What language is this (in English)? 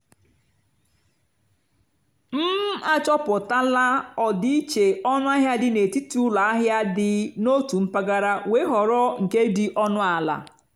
Igbo